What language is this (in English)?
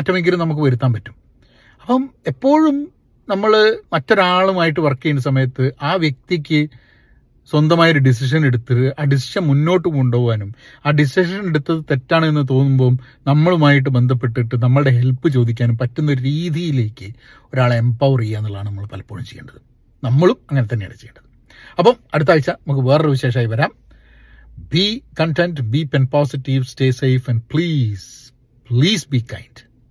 Malayalam